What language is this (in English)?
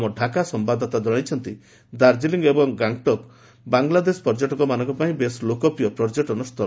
Odia